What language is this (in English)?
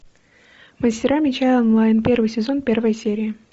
Russian